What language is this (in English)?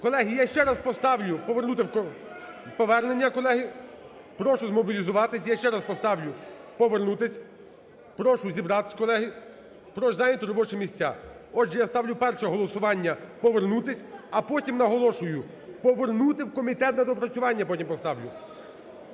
Ukrainian